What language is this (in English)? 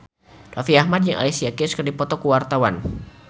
Sundanese